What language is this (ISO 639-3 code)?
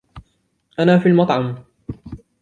ara